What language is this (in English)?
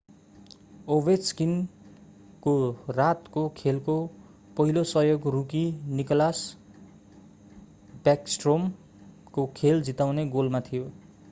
Nepali